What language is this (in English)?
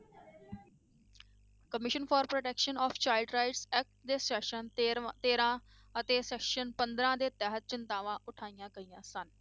Punjabi